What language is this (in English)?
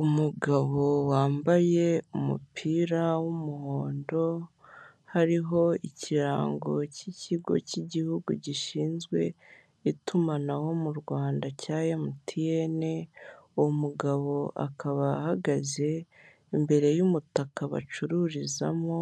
Kinyarwanda